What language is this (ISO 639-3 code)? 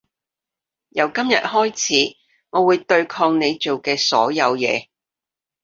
yue